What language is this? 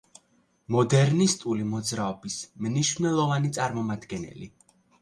Georgian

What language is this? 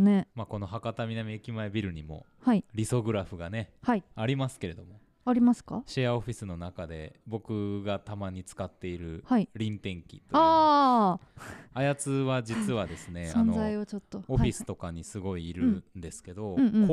Japanese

